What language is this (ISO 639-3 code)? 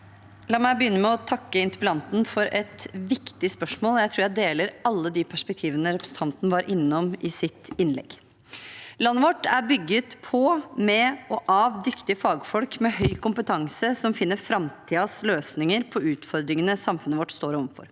nor